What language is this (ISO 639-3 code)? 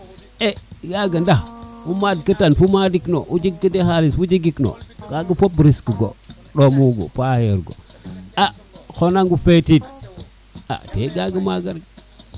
srr